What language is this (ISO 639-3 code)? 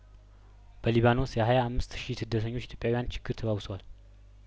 amh